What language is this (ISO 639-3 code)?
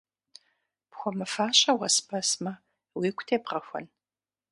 kbd